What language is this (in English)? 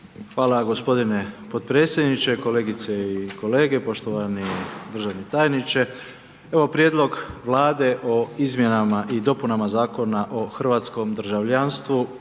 Croatian